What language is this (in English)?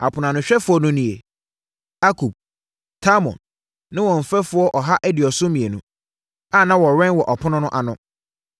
Akan